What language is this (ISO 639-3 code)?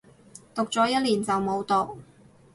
yue